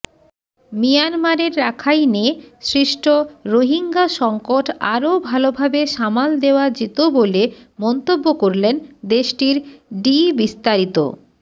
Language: Bangla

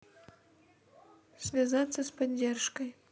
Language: Russian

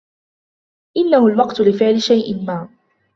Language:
Arabic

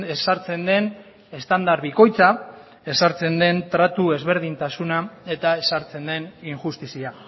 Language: Basque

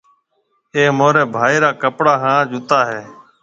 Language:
Marwari (Pakistan)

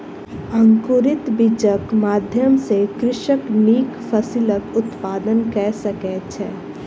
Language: Maithili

